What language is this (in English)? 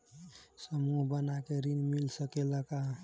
Bhojpuri